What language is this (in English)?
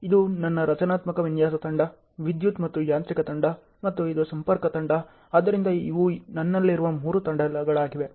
Kannada